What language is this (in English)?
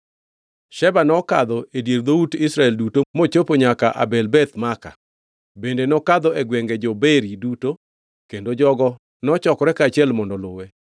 Luo (Kenya and Tanzania)